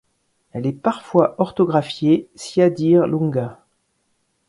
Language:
French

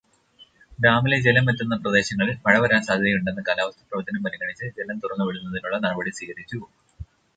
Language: Malayalam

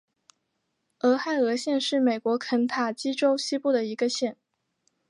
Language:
Chinese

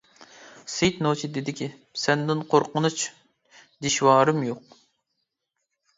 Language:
Uyghur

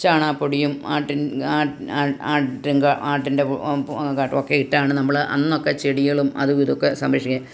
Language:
Malayalam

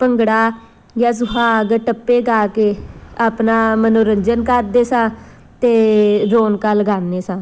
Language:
Punjabi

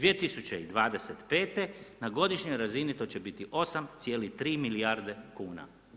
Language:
Croatian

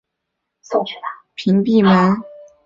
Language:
Chinese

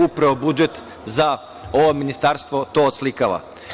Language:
Serbian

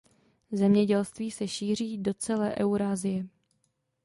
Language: Czech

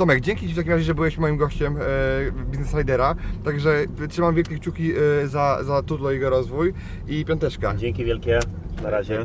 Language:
Polish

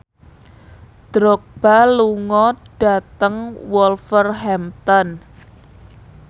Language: Javanese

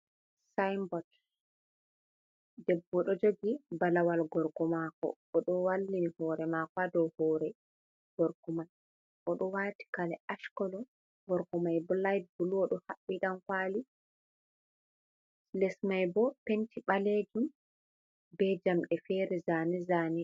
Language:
Fula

